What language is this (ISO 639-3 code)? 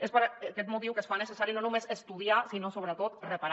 cat